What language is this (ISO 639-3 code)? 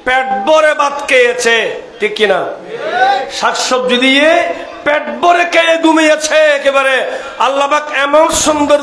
ara